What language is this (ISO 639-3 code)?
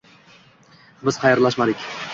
uzb